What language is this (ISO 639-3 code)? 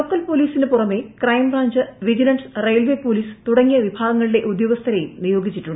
mal